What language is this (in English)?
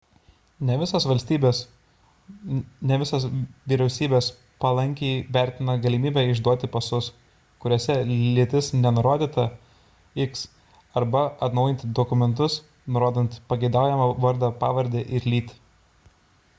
Lithuanian